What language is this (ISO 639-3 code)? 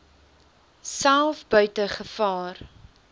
afr